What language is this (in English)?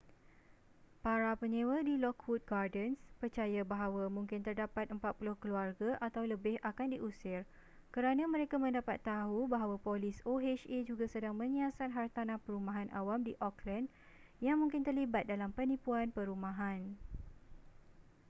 Malay